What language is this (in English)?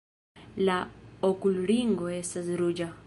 Esperanto